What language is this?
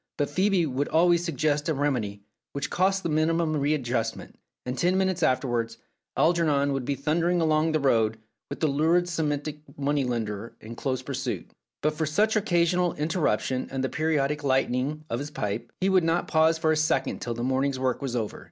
English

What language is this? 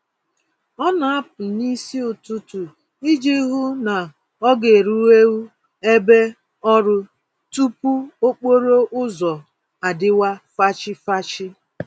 Igbo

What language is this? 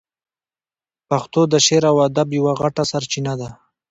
Pashto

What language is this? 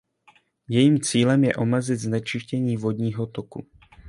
Czech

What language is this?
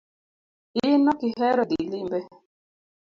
Luo (Kenya and Tanzania)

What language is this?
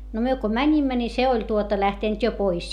Finnish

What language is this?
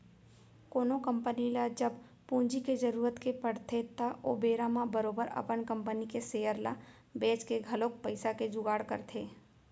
Chhattisgarhi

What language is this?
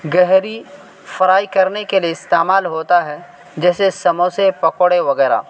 Urdu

